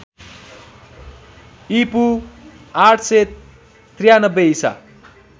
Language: Nepali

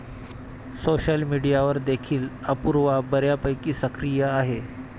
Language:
Marathi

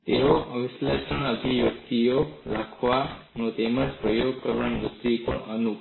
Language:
Gujarati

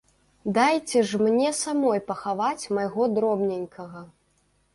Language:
Belarusian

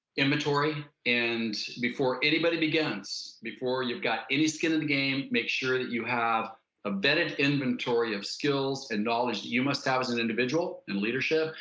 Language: English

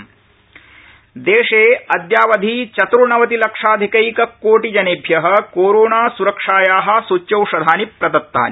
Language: Sanskrit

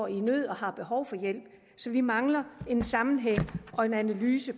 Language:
Danish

